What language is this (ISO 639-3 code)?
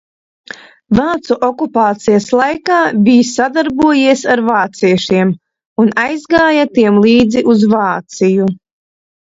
lav